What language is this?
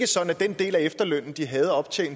Danish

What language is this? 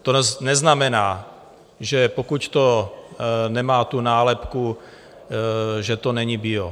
Czech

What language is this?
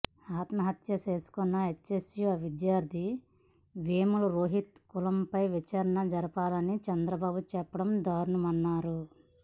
Telugu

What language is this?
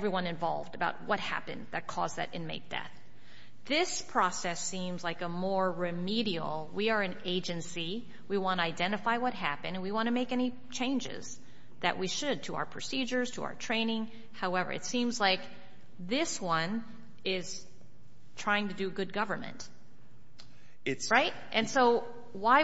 English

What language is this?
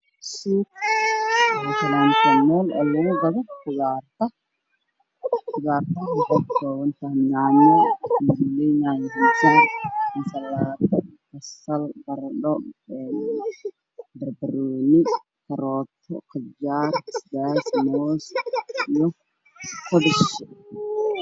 Somali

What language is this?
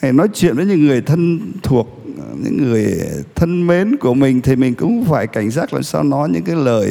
Vietnamese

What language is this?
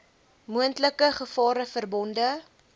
Afrikaans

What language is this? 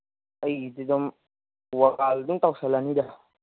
Manipuri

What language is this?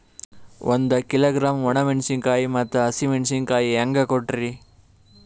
Kannada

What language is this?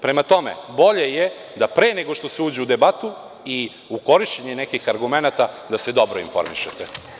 Serbian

